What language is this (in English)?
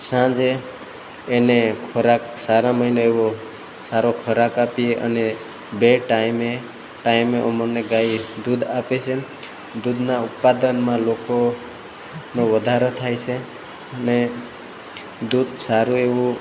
Gujarati